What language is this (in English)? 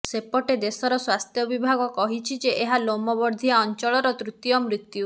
Odia